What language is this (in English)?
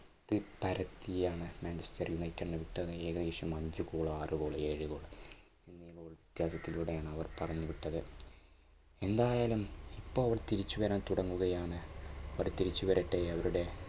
Malayalam